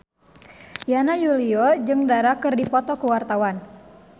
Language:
Sundanese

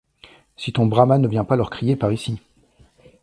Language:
French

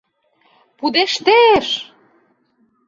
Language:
Mari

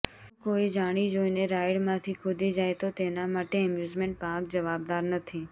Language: Gujarati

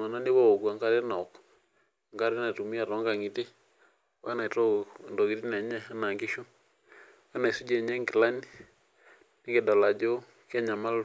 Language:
Masai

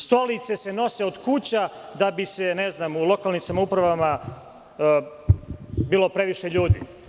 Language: Serbian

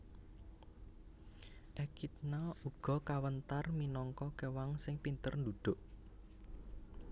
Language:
Javanese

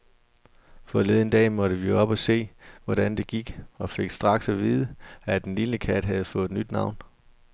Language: Danish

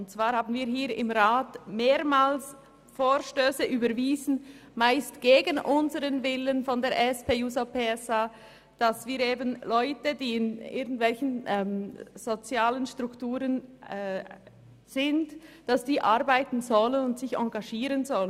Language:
Swiss German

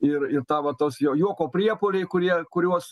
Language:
Lithuanian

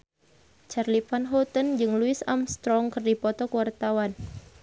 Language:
Sundanese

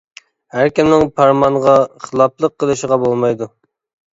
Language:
Uyghur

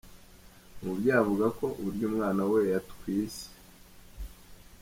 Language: Kinyarwanda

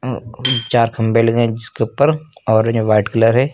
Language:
Hindi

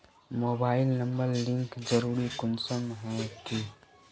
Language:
Magahi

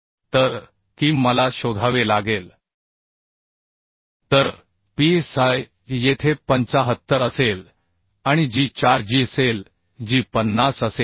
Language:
Marathi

